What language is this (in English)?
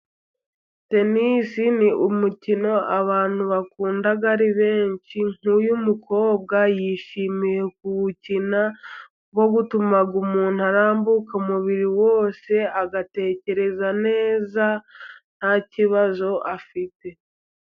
Kinyarwanda